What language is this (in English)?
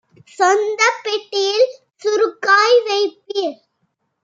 Tamil